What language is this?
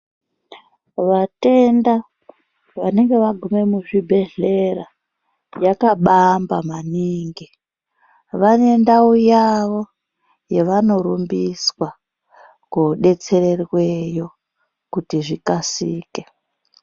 Ndau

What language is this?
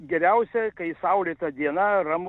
Lithuanian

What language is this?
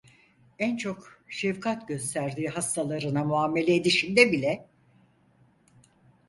Turkish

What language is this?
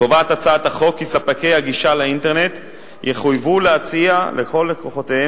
Hebrew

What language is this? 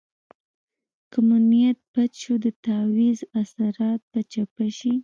Pashto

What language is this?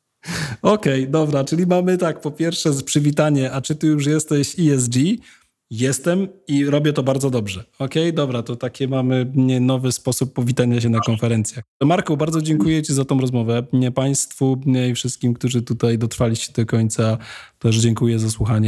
Polish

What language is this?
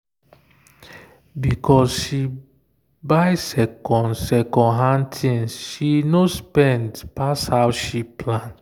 Nigerian Pidgin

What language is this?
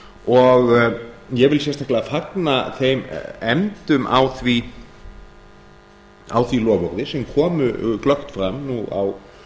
Icelandic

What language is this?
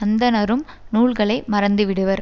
Tamil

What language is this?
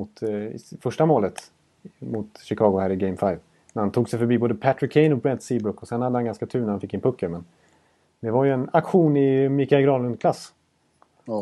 Swedish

